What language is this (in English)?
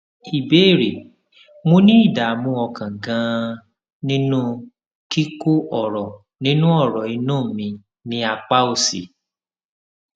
Yoruba